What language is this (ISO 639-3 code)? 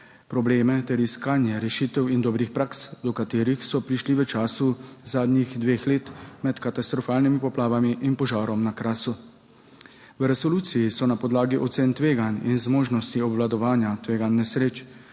slv